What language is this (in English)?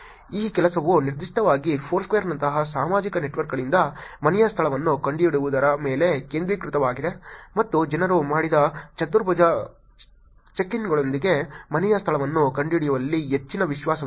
Kannada